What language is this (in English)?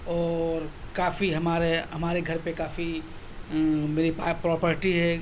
Urdu